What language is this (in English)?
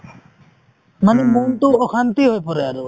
Assamese